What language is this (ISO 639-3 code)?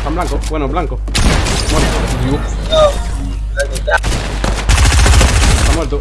spa